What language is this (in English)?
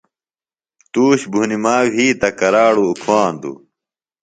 Phalura